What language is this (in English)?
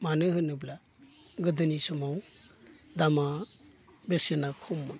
Bodo